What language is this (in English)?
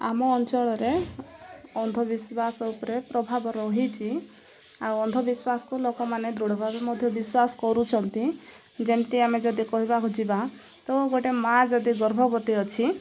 Odia